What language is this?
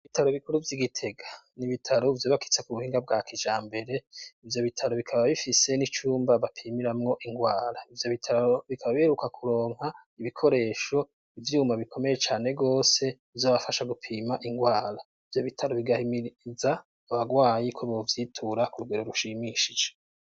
Rundi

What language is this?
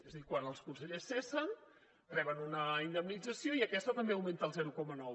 Catalan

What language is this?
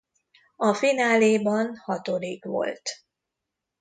Hungarian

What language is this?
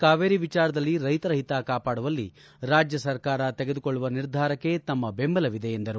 Kannada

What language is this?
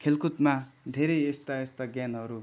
Nepali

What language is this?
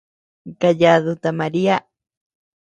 Tepeuxila Cuicatec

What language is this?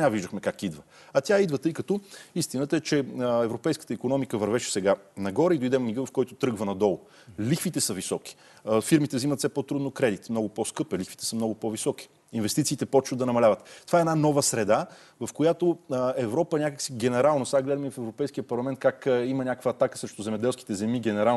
Bulgarian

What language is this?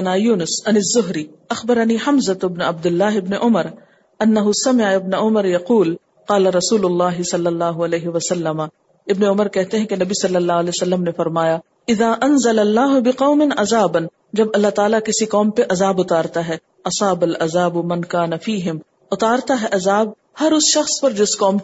Urdu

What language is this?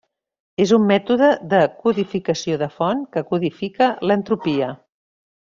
Catalan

